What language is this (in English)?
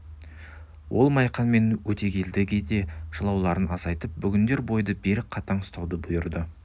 Kazakh